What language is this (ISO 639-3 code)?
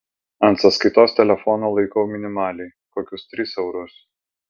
lit